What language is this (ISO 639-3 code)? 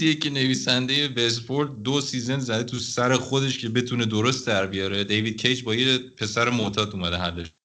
fas